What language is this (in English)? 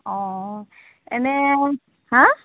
Assamese